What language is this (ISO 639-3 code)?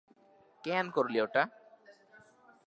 ben